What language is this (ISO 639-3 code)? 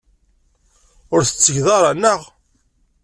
kab